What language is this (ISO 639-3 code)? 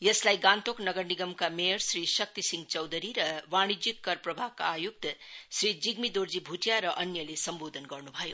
nep